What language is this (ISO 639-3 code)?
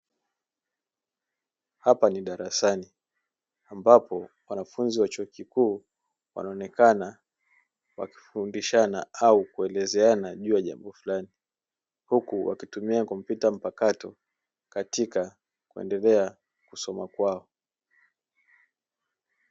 swa